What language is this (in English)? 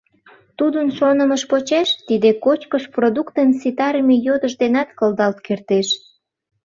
Mari